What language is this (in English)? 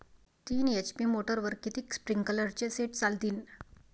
Marathi